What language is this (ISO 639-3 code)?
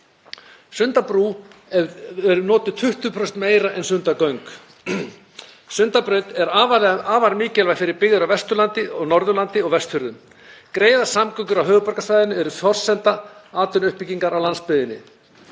isl